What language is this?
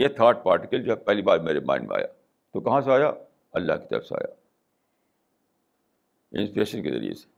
Urdu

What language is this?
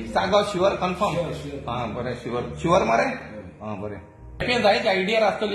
Indonesian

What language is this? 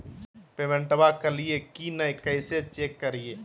Magahi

